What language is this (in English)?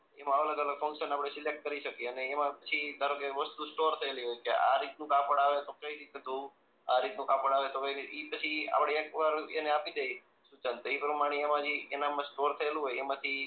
Gujarati